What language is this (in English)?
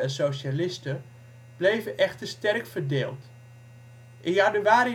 Dutch